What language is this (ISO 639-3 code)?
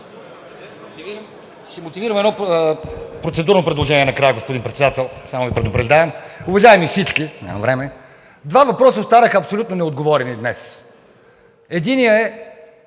bul